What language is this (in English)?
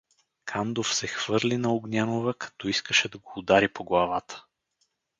Bulgarian